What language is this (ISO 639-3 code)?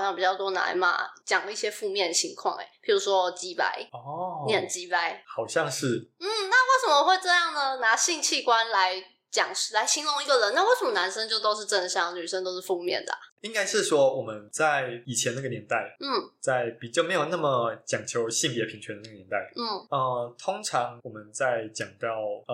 zho